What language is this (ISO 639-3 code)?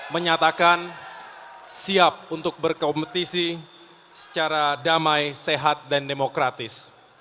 ind